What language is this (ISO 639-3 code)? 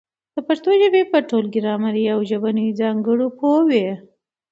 pus